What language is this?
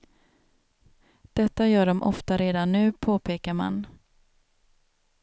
Swedish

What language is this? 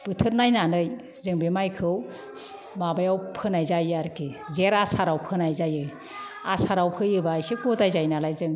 Bodo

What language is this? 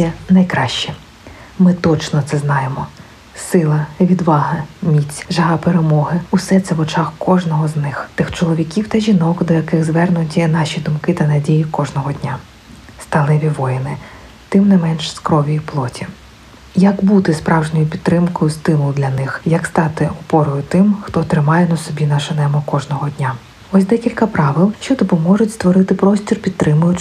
Ukrainian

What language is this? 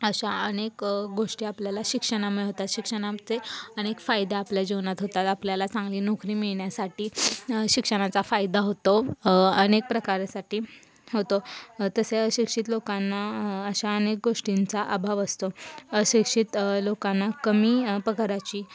Marathi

